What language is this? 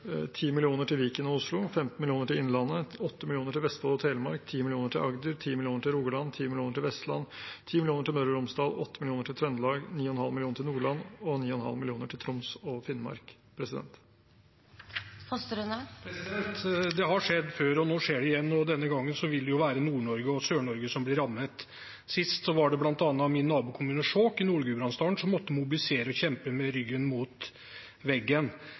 Norwegian Bokmål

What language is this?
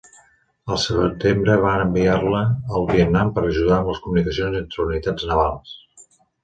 Catalan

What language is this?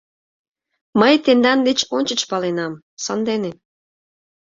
Mari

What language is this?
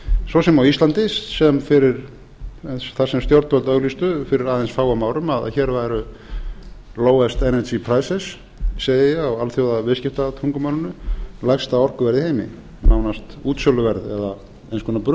Icelandic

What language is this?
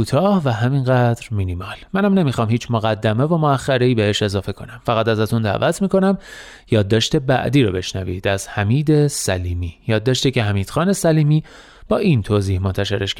Persian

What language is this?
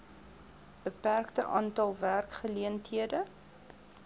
Afrikaans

